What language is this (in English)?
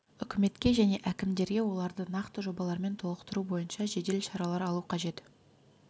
Kazakh